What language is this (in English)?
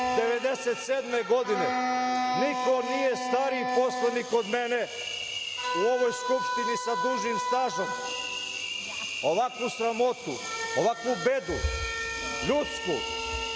Serbian